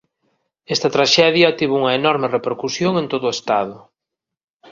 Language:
Galician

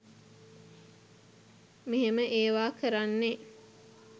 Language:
Sinhala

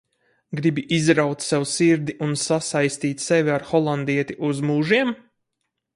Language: Latvian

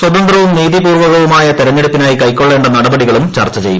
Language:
Malayalam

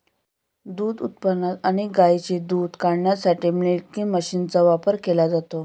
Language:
Marathi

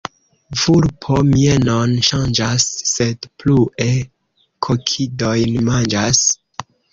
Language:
Esperanto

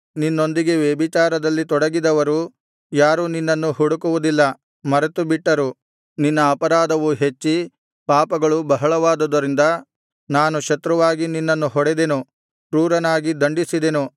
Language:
Kannada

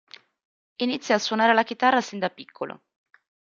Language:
Italian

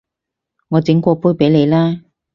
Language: Cantonese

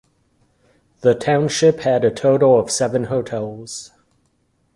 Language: English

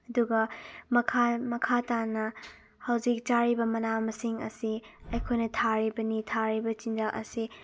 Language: Manipuri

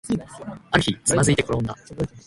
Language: Japanese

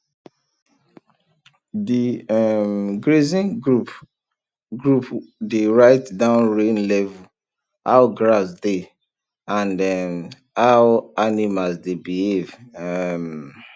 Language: Nigerian Pidgin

